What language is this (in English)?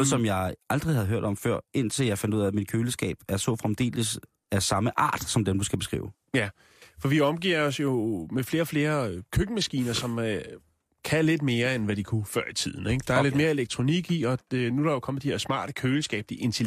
Danish